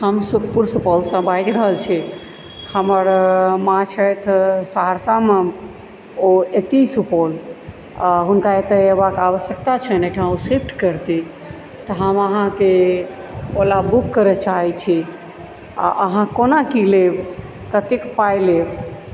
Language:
Maithili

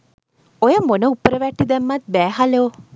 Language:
Sinhala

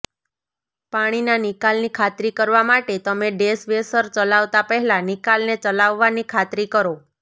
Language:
Gujarati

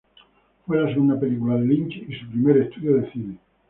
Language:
Spanish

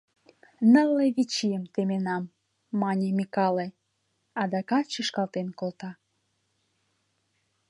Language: Mari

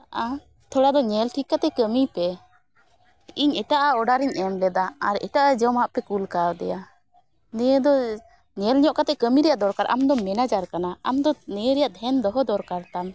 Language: Santali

